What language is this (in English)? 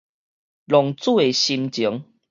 Min Nan Chinese